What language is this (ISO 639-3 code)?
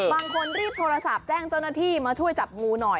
tha